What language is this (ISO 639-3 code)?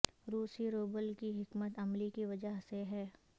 urd